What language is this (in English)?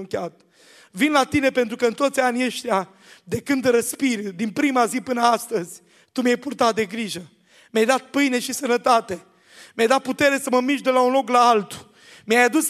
Romanian